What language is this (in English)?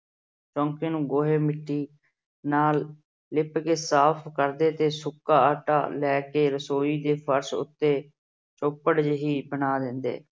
Punjabi